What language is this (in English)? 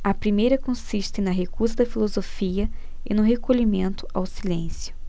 Portuguese